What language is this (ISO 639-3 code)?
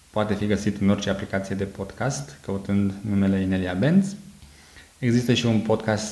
ron